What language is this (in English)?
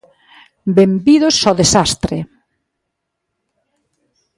Galician